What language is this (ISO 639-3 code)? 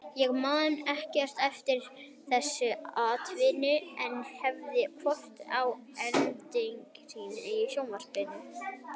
isl